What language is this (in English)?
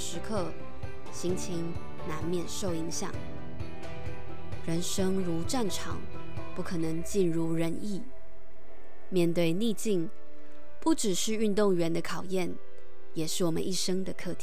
Chinese